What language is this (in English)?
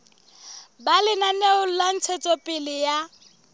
Southern Sotho